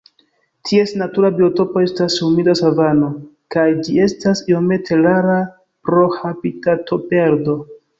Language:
Esperanto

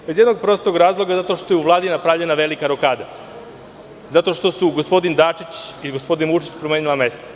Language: Serbian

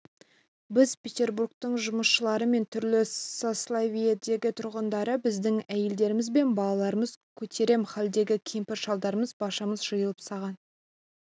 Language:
Kazakh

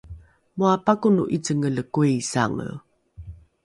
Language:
Rukai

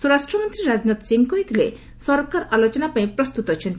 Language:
Odia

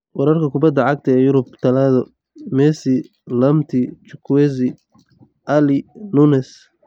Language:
Somali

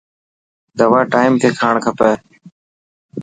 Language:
Dhatki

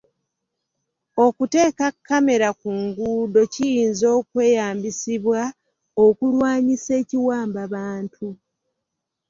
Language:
Ganda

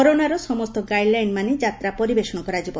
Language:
Odia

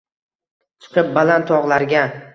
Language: Uzbek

